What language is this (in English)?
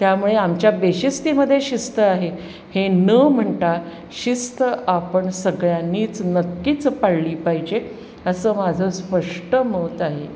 Marathi